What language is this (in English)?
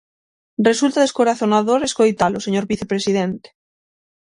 Galician